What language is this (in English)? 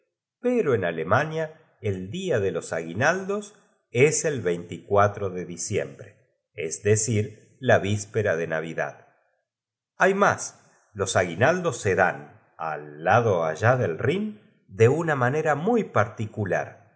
Spanish